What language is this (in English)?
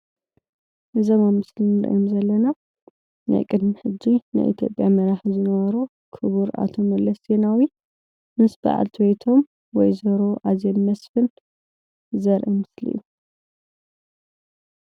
Tigrinya